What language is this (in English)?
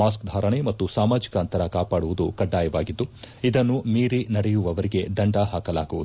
Kannada